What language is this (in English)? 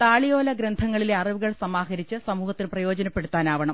Malayalam